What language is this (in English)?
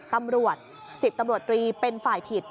Thai